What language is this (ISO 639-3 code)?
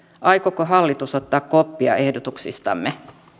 fin